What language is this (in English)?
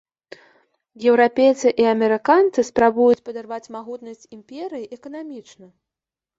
Belarusian